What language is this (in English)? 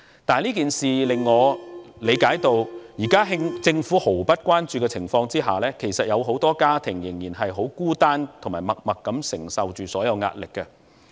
Cantonese